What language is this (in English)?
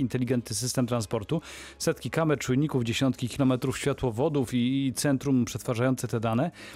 Polish